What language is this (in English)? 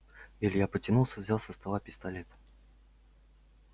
Russian